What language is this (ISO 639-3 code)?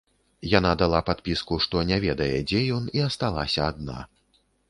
bel